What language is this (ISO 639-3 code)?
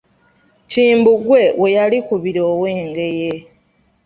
lug